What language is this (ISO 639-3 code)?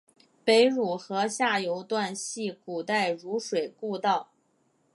zho